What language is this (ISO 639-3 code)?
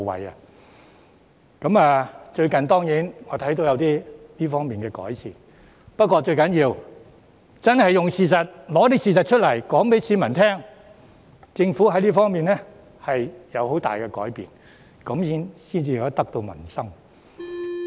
yue